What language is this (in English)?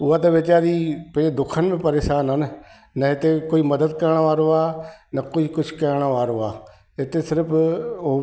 Sindhi